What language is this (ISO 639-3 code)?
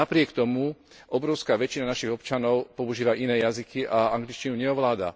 slk